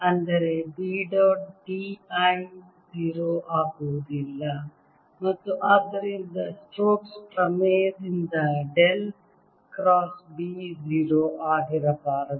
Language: Kannada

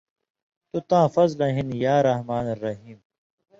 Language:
Indus Kohistani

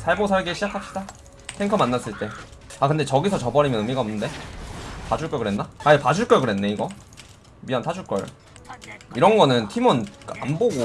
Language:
Korean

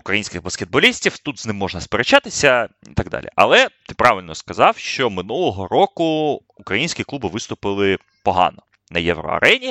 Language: Ukrainian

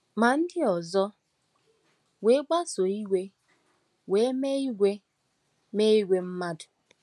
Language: Igbo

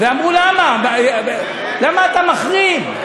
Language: Hebrew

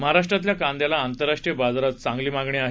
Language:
Marathi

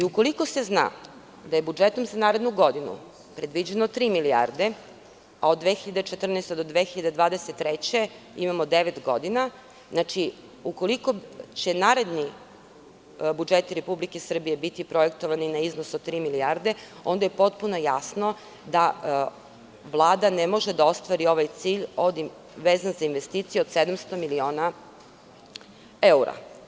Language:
Serbian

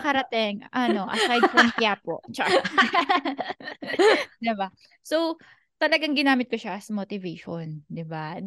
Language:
Filipino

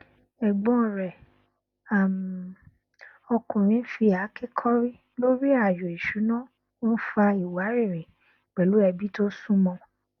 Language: Yoruba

